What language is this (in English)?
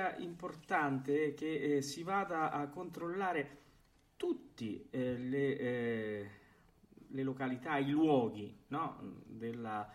Italian